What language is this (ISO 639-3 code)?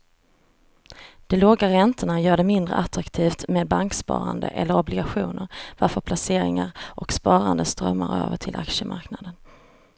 swe